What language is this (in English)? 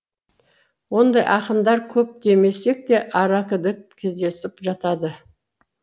Kazakh